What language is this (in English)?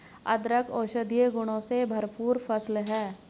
Hindi